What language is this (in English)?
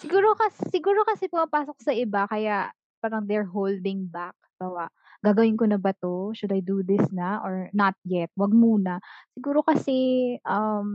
Filipino